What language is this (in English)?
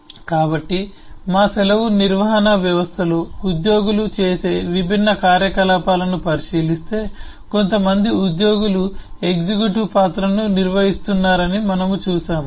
Telugu